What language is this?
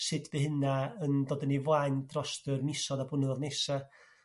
Welsh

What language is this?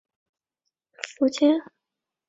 Chinese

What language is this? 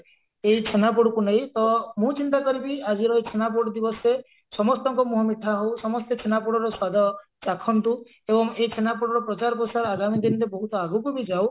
Odia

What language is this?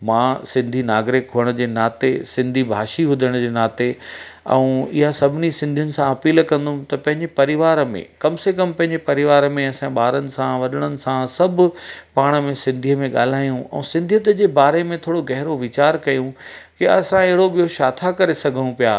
Sindhi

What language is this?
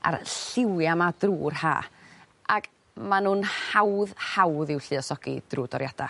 Welsh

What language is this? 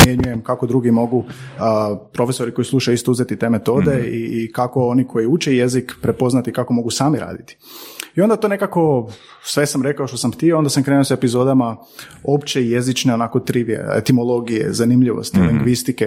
Croatian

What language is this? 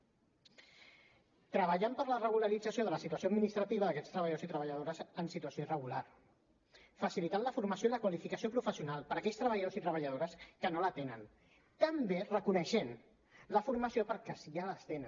Catalan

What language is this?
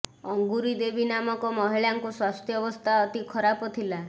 Odia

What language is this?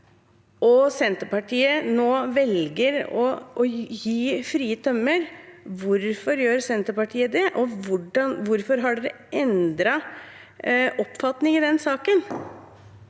Norwegian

